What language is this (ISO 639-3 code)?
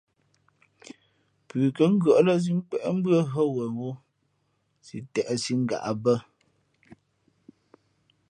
fmp